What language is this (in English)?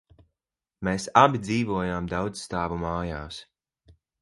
Latvian